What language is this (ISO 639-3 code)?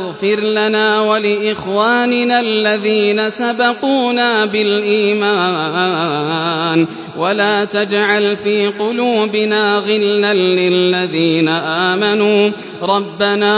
ara